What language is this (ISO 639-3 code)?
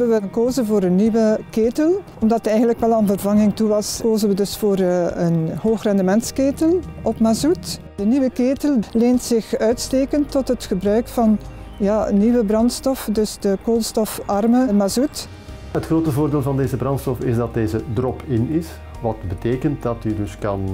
nld